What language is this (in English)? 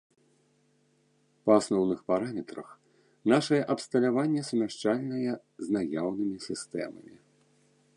Belarusian